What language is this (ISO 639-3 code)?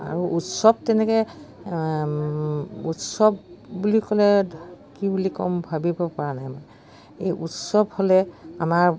asm